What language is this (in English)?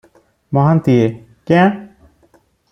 Odia